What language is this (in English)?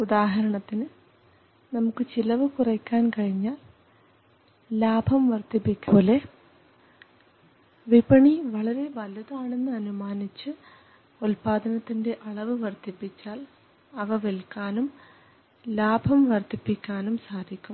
Malayalam